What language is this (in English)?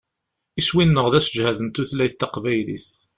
Kabyle